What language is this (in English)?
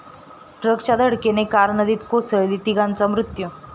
Marathi